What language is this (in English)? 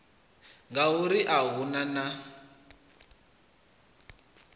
Venda